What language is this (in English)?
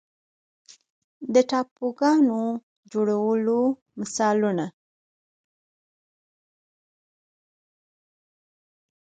Pashto